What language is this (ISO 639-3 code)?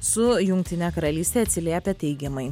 lit